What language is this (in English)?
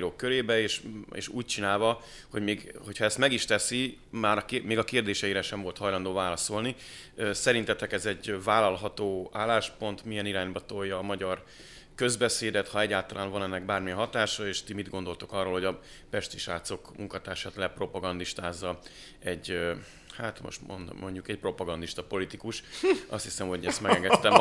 Hungarian